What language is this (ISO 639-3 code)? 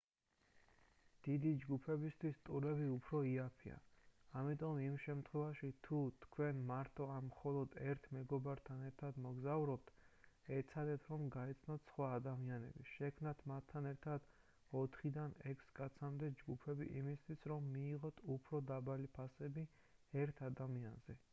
kat